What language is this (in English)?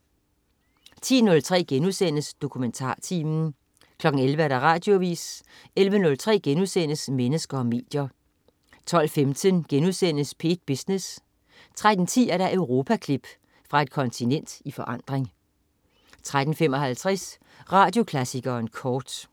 Danish